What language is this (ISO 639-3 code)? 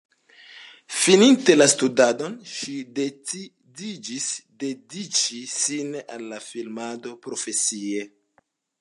epo